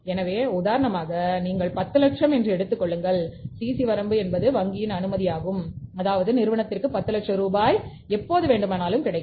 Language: Tamil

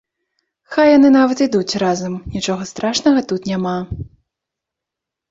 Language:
Belarusian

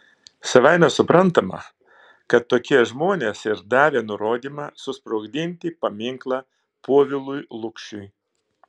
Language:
Lithuanian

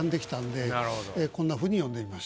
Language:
Japanese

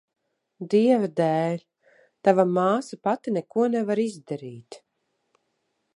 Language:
Latvian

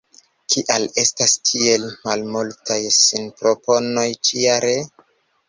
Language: Esperanto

